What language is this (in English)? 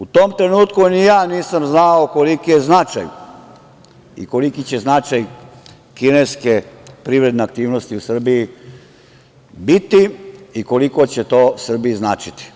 Serbian